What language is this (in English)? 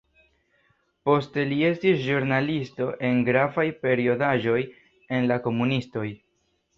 Esperanto